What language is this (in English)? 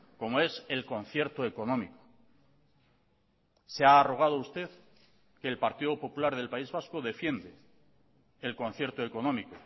Spanish